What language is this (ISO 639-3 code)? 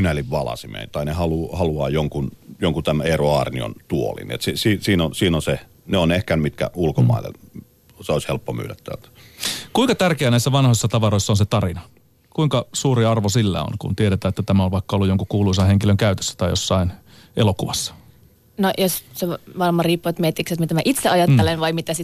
fin